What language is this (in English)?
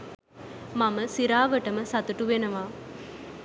Sinhala